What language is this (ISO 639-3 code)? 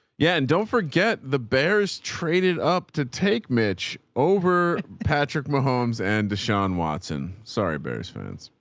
eng